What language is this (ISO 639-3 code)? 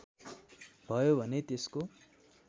nep